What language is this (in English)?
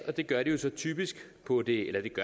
Danish